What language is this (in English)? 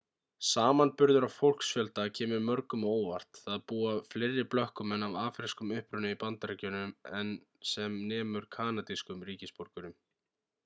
Icelandic